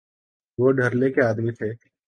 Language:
Urdu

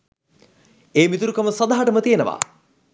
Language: Sinhala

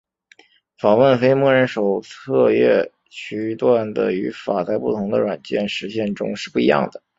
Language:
Chinese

